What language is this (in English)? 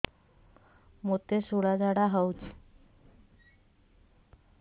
Odia